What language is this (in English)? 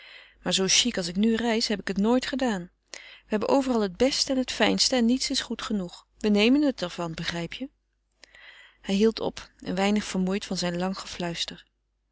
Dutch